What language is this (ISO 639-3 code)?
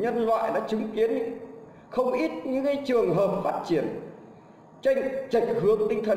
vie